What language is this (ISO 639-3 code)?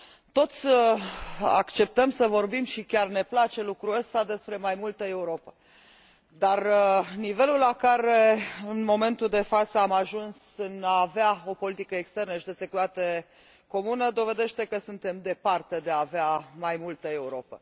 ron